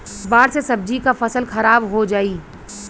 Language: Bhojpuri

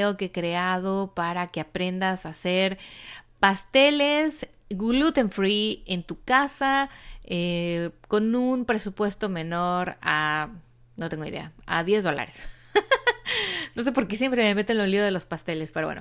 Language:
Spanish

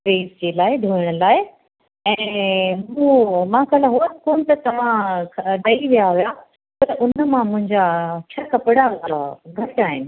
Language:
Sindhi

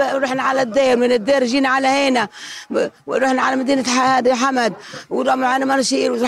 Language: Arabic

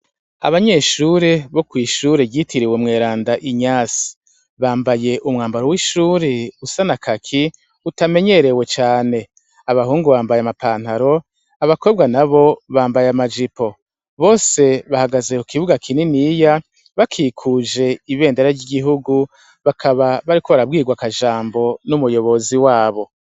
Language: Rundi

